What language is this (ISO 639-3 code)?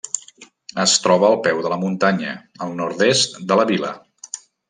cat